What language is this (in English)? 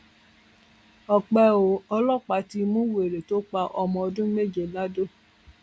Yoruba